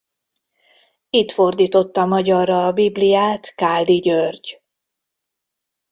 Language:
Hungarian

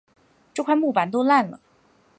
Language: Chinese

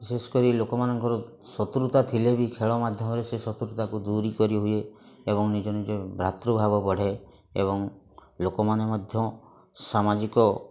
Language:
Odia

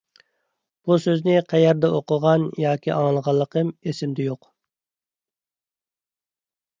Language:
Uyghur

